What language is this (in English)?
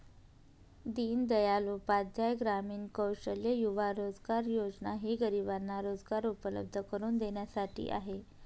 Marathi